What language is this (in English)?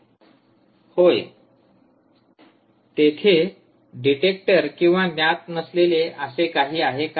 Marathi